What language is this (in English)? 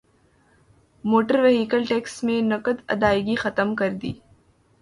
Urdu